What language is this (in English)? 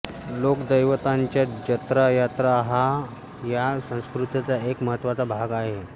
Marathi